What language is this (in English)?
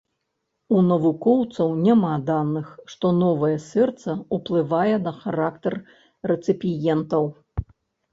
Belarusian